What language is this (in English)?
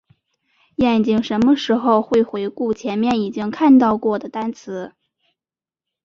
Chinese